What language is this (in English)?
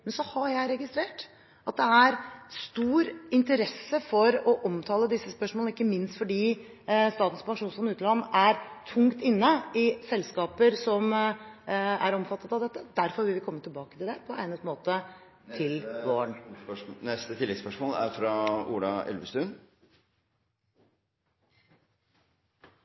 Norwegian